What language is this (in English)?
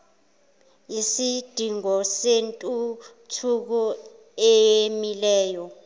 Zulu